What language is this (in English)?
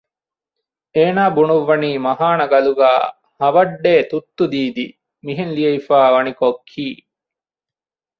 Divehi